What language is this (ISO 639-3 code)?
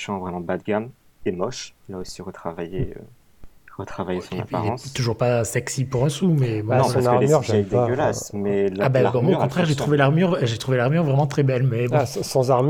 fra